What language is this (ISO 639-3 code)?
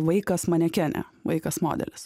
lit